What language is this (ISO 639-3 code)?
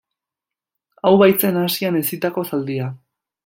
eus